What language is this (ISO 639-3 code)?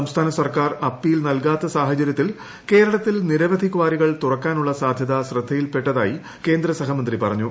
mal